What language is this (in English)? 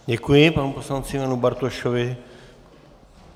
Czech